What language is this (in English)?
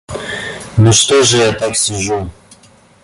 Russian